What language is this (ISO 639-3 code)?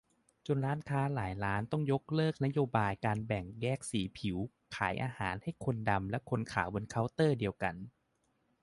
tha